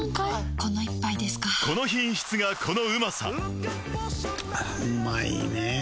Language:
Japanese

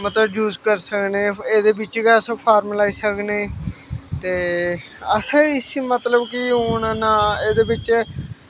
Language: Dogri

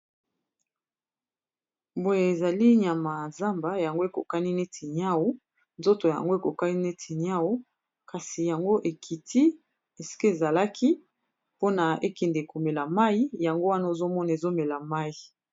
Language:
Lingala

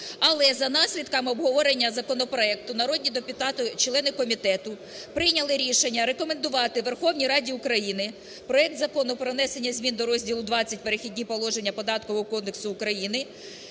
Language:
Ukrainian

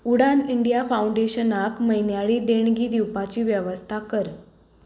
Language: Konkani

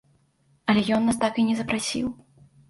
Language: Belarusian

